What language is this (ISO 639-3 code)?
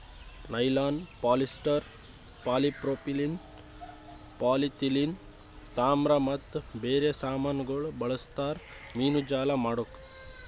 kan